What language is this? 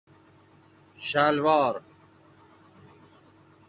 Persian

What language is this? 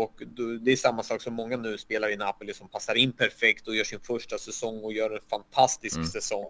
Swedish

